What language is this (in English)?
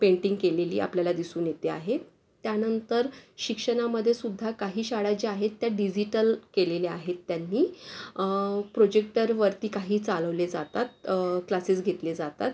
Marathi